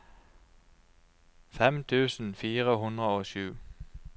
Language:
Norwegian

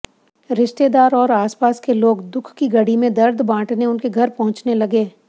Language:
Hindi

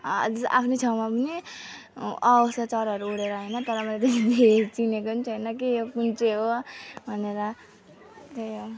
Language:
Nepali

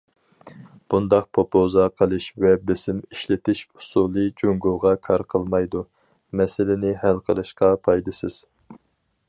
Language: Uyghur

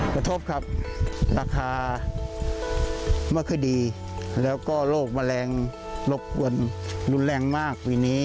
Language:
Thai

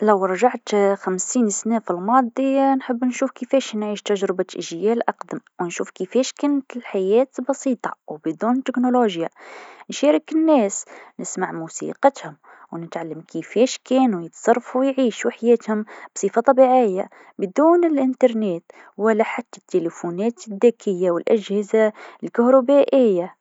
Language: Tunisian Arabic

